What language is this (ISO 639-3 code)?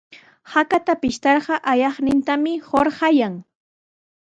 qws